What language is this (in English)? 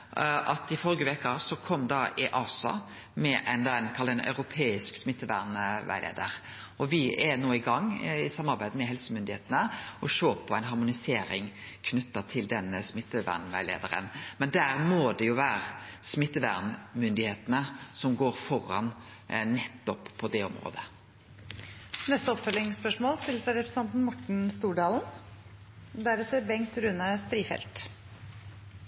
Norwegian